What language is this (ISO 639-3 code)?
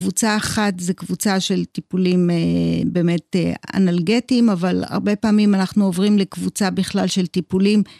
heb